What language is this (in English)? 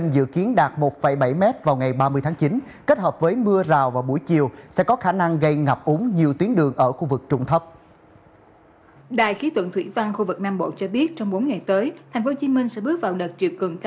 Vietnamese